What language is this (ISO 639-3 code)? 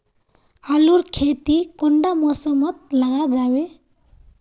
mag